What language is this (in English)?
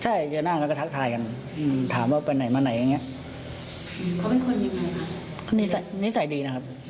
Thai